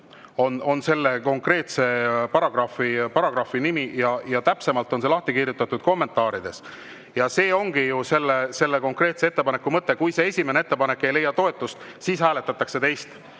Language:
Estonian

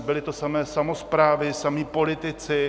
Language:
Czech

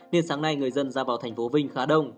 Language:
Vietnamese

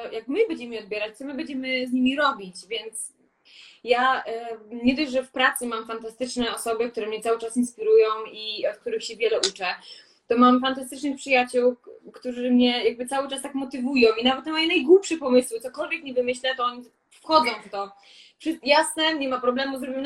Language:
Polish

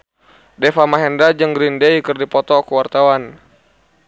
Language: Sundanese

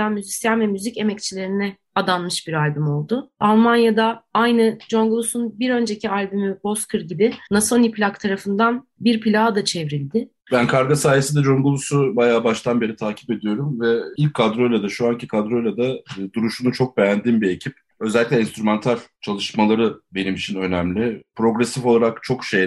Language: Turkish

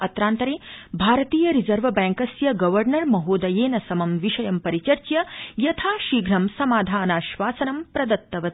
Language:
Sanskrit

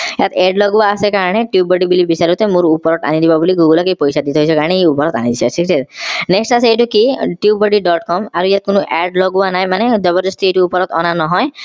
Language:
Assamese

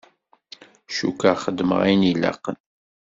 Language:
Kabyle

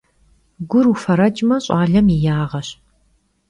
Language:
Kabardian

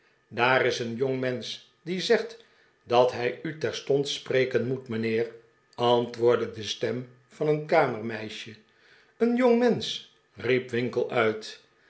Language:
Dutch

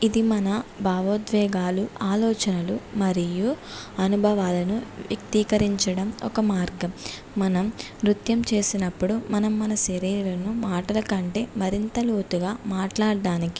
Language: Telugu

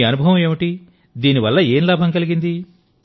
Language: Telugu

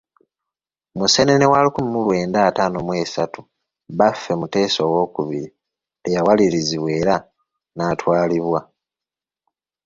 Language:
Ganda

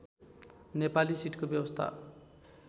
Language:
Nepali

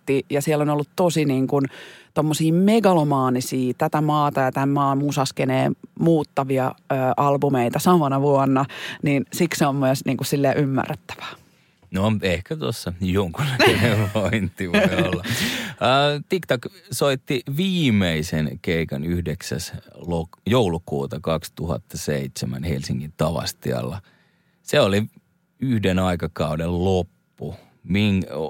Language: Finnish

